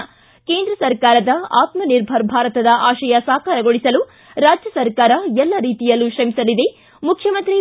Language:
Kannada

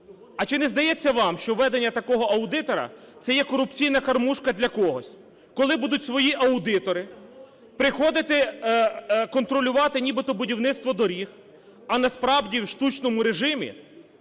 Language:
Ukrainian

